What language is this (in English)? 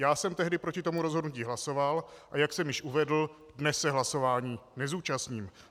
Czech